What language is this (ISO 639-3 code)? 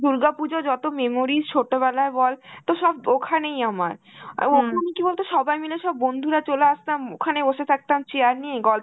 ben